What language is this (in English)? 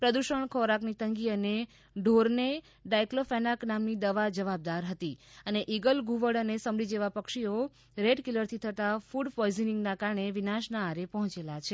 Gujarati